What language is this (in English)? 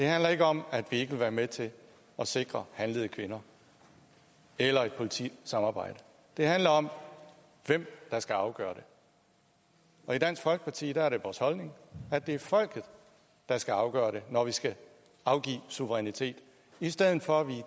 Danish